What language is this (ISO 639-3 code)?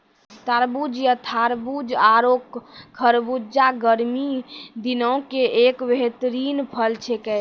mai